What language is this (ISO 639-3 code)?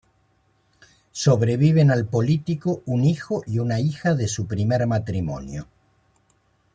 spa